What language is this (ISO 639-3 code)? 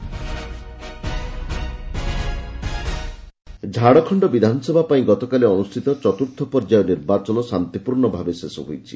ori